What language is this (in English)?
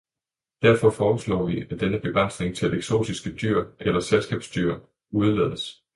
Danish